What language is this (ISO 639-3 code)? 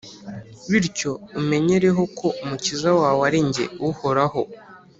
kin